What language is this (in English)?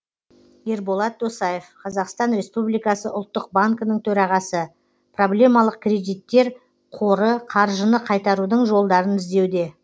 Kazakh